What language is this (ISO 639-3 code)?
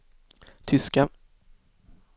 swe